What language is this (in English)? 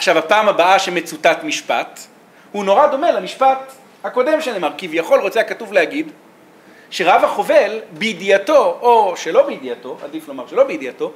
Hebrew